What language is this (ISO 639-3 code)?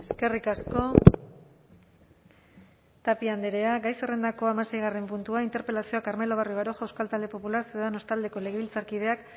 eus